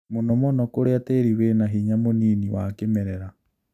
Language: Kikuyu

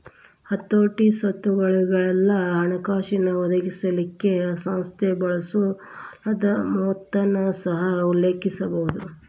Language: Kannada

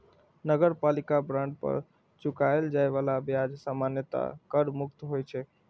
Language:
Maithili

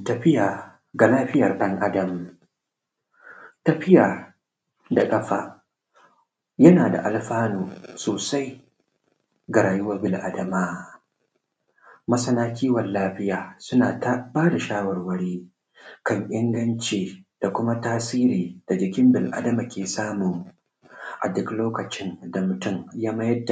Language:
Hausa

